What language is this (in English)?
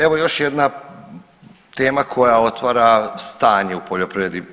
Croatian